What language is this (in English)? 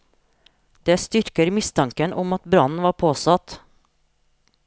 Norwegian